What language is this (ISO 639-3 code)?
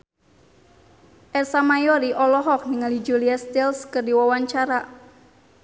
sun